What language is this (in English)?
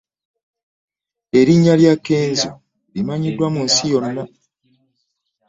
Ganda